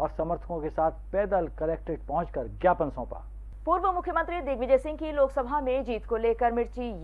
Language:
Hindi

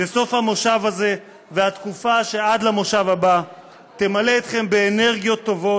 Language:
Hebrew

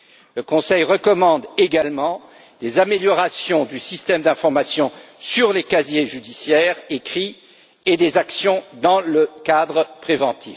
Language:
French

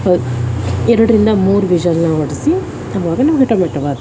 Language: Kannada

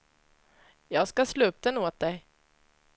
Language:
Swedish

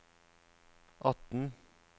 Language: Norwegian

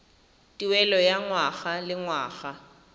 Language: Tswana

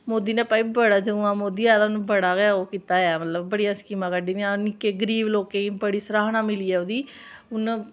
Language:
Dogri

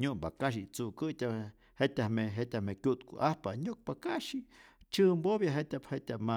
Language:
Rayón Zoque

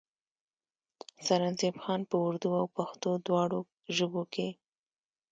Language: Pashto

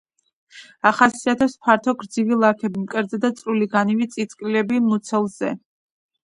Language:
Georgian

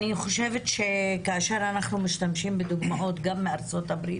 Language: Hebrew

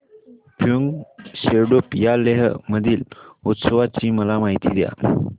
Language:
Marathi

